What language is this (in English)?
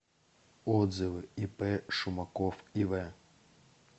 Russian